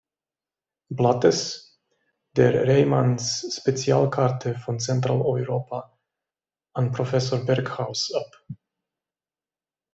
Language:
German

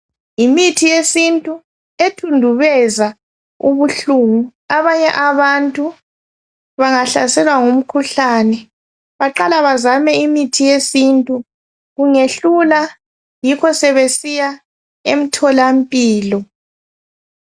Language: North Ndebele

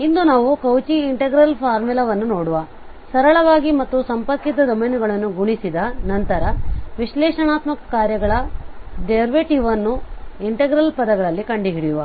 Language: Kannada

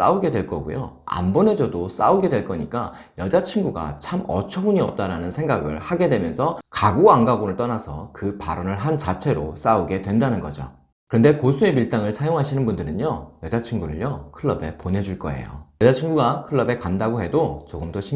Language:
Korean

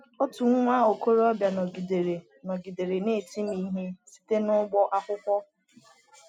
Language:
Igbo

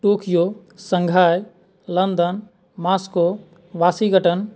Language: Maithili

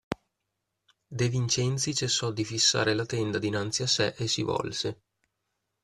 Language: Italian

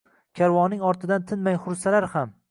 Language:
Uzbek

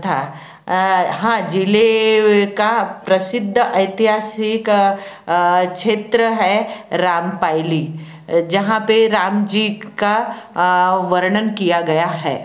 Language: Hindi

